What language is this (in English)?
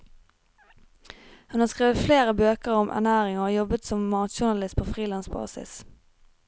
Norwegian